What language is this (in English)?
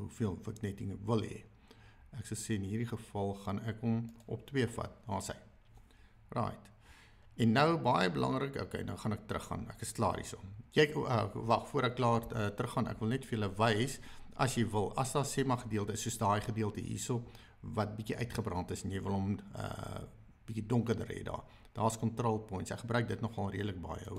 Dutch